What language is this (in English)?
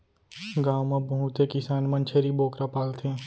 Chhattisgarhi